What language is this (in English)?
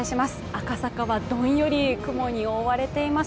Japanese